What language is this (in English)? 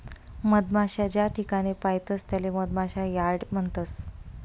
Marathi